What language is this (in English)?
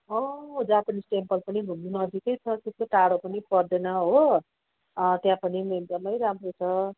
Nepali